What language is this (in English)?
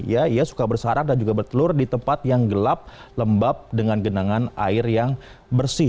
Indonesian